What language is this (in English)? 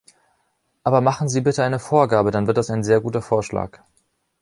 German